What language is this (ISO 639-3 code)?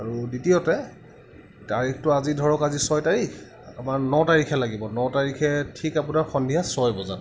asm